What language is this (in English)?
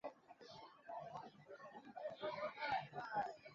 Chinese